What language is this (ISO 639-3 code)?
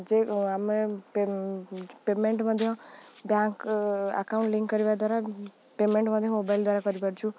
ori